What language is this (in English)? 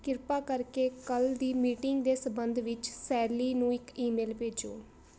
Punjabi